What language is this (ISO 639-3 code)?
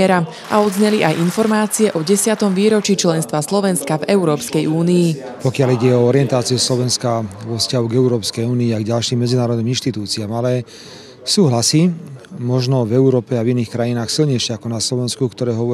slk